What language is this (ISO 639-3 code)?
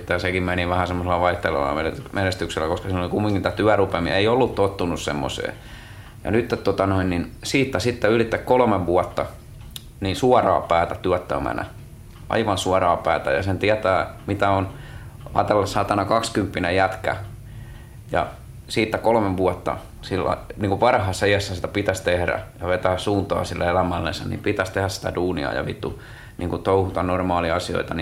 fin